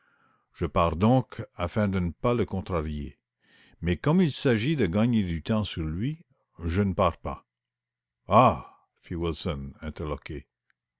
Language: French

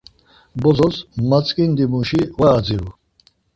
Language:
Laz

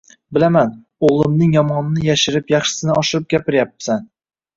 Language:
Uzbek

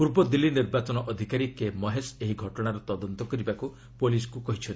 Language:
Odia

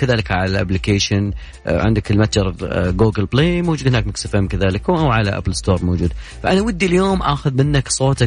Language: Arabic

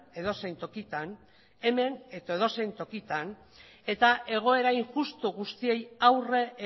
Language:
Basque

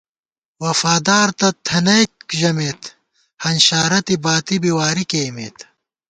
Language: Gawar-Bati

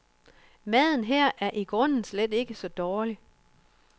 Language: Danish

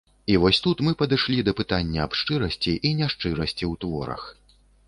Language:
Belarusian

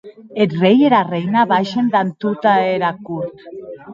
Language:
Occitan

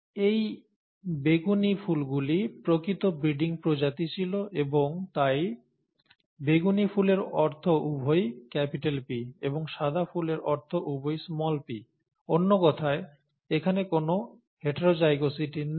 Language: Bangla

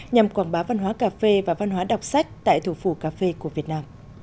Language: Vietnamese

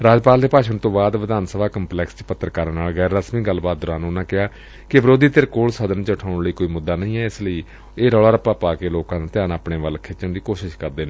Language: Punjabi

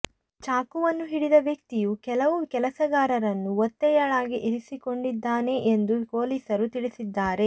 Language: Kannada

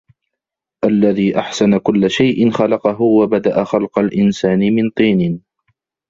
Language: Arabic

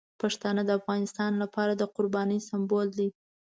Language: Pashto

